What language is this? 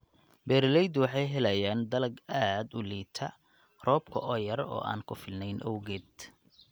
Somali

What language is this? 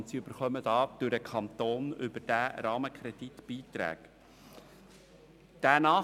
Swiss German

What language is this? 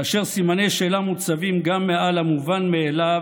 Hebrew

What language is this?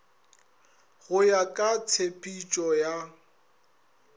Northern Sotho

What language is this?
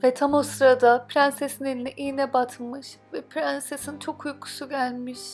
Turkish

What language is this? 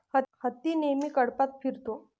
Marathi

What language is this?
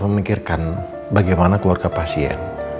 Indonesian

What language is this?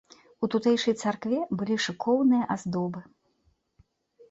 Belarusian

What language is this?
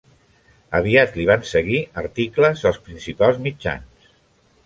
Catalan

